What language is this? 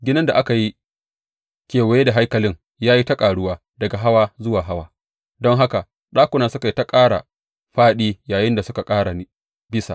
Hausa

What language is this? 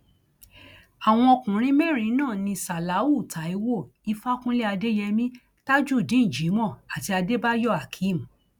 Yoruba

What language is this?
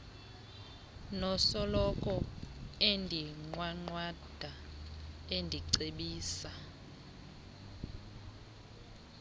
Xhosa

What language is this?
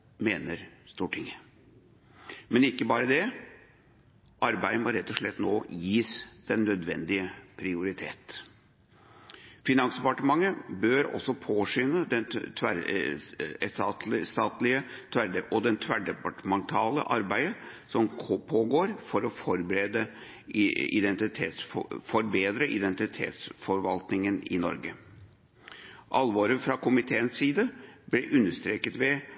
Norwegian Bokmål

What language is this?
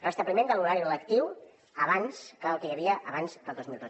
Catalan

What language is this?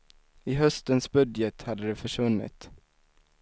Swedish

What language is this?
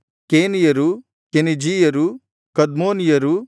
Kannada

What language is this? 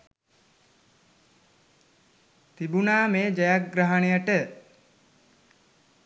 Sinhala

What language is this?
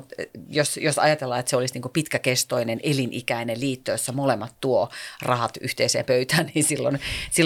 Finnish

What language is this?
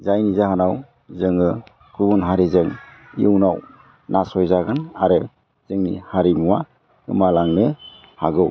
Bodo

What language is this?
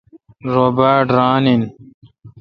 Kalkoti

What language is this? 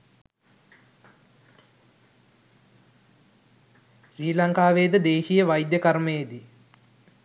Sinhala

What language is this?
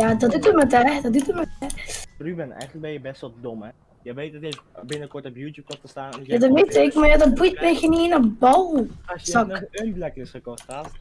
Dutch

